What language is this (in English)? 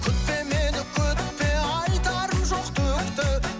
Kazakh